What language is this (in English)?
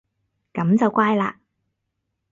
Cantonese